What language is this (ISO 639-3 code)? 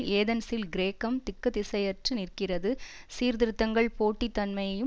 tam